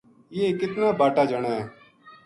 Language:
Gujari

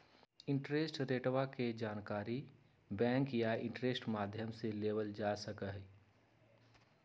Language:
Magahi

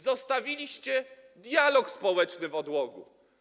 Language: Polish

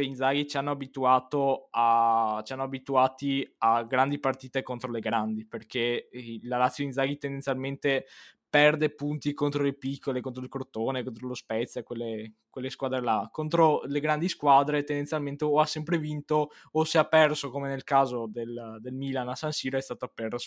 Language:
Italian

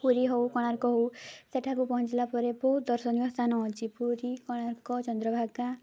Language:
Odia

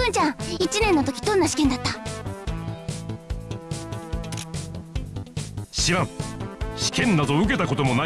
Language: Indonesian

